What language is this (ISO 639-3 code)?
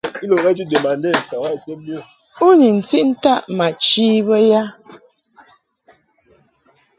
mhk